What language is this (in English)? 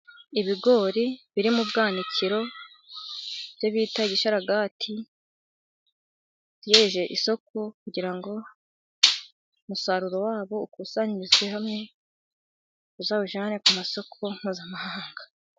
Kinyarwanda